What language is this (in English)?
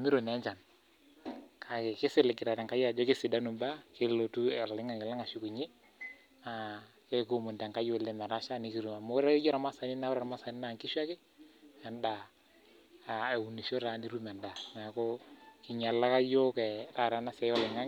Masai